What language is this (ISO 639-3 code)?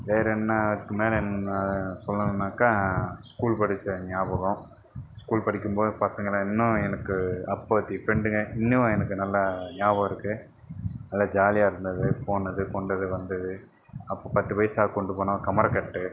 tam